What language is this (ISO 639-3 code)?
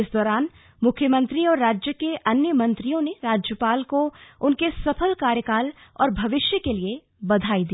hin